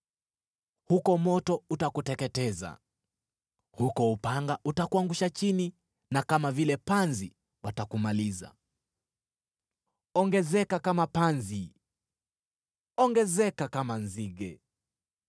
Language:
Swahili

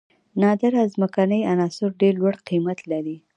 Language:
Pashto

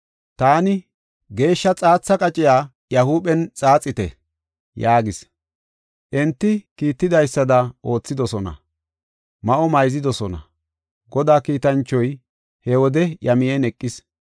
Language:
Gofa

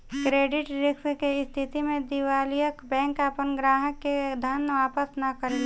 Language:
Bhojpuri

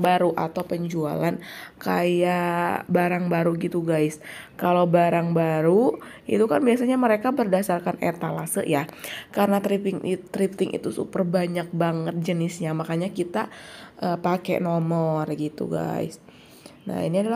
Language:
Indonesian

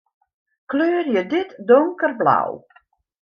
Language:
Western Frisian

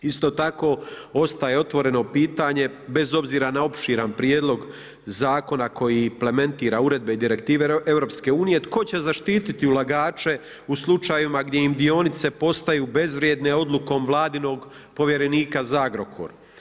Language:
Croatian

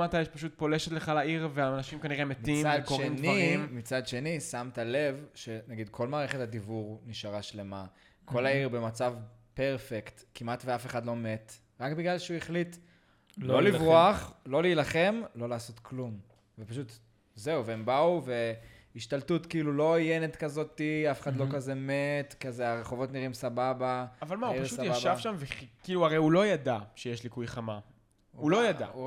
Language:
Hebrew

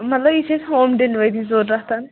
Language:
Kashmiri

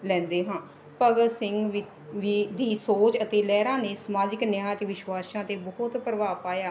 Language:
Punjabi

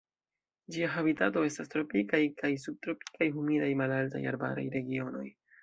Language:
Esperanto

